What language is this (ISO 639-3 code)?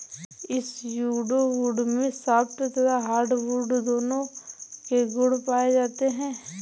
hin